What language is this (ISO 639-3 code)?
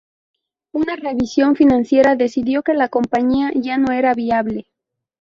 spa